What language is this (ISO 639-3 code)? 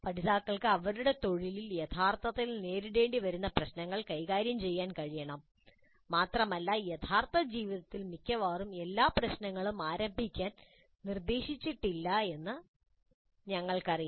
mal